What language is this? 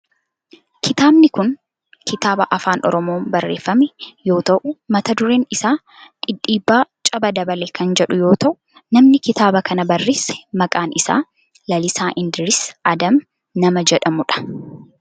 Oromo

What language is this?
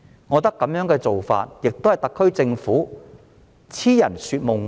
Cantonese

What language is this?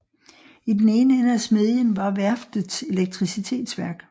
Danish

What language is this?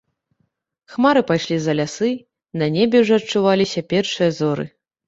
Belarusian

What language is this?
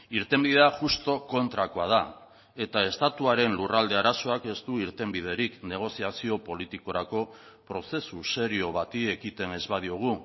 Basque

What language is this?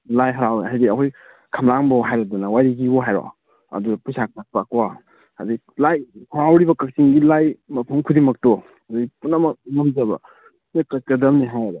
Manipuri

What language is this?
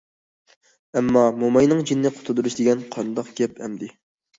Uyghur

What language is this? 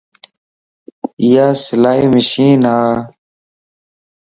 Lasi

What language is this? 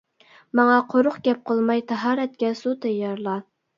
Uyghur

